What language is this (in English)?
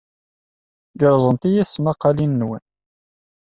Kabyle